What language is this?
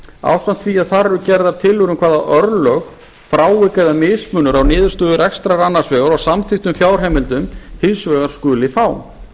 Icelandic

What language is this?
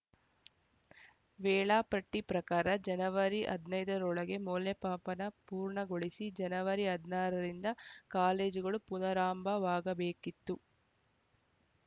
Kannada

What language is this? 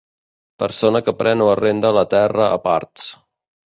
Catalan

